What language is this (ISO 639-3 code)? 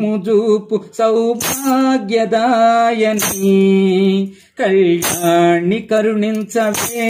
hin